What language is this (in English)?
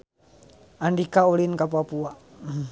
Sundanese